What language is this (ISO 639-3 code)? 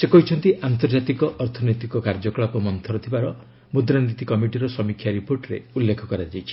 ori